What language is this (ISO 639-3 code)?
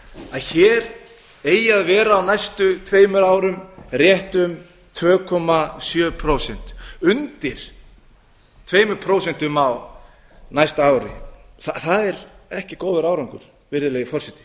isl